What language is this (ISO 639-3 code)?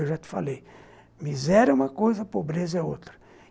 por